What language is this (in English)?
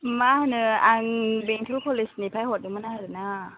Bodo